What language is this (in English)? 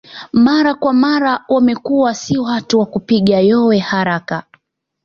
Swahili